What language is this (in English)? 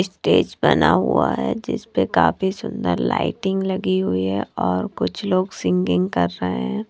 Hindi